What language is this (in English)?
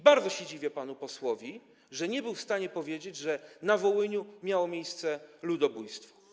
Polish